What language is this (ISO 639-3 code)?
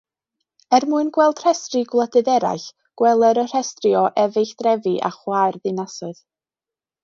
cym